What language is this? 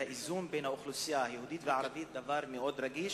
Hebrew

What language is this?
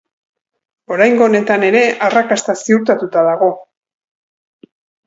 Basque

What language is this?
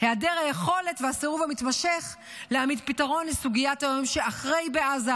Hebrew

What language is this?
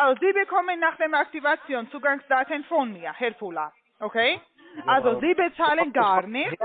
German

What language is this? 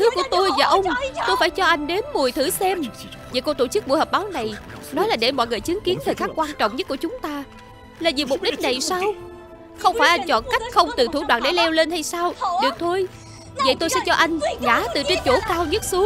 Vietnamese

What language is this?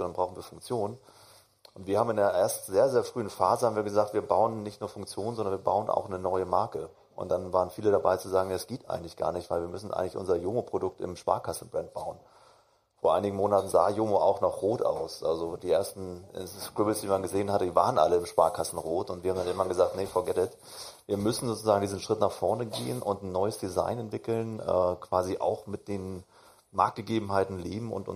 German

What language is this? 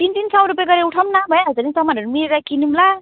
Nepali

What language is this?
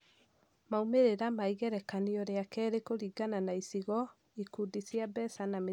Kikuyu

